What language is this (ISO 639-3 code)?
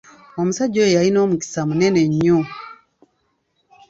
lug